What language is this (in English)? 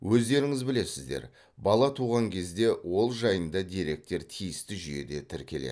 Kazakh